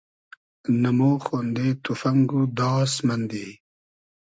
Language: Hazaragi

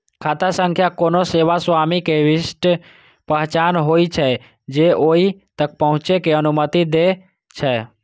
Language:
Maithili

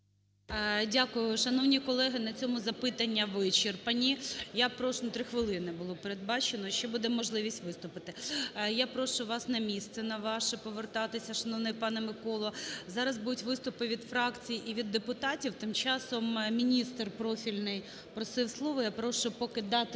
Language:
Ukrainian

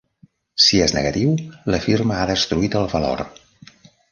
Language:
Catalan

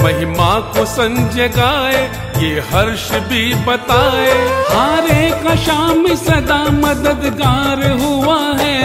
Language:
Hindi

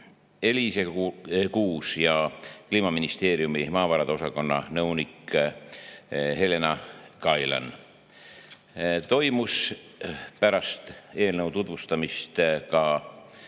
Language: Estonian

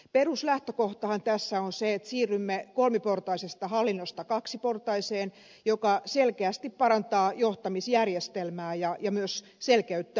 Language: Finnish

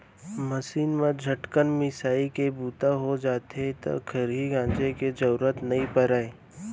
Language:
Chhattisgarhi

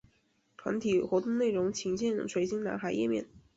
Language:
Chinese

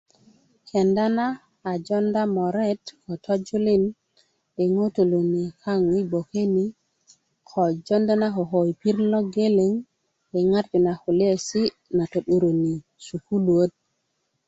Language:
Kuku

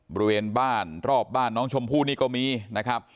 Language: Thai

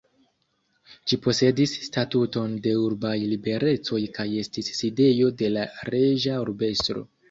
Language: Esperanto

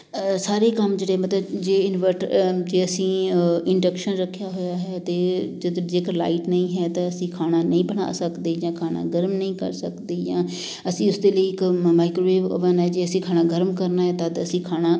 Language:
Punjabi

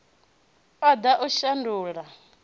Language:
Venda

